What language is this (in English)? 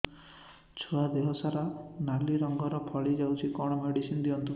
Odia